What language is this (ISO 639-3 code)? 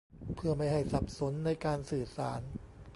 tha